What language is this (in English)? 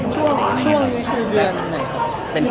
Thai